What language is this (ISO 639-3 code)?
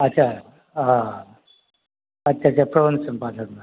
mai